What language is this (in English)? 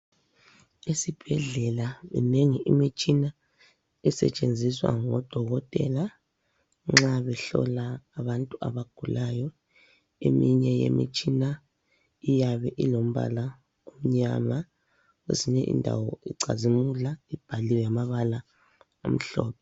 North Ndebele